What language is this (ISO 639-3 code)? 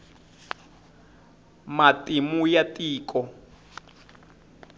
tso